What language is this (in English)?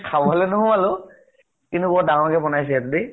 Assamese